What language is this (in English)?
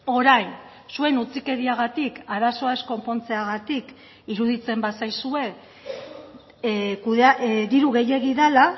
Basque